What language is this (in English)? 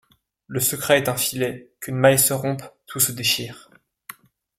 French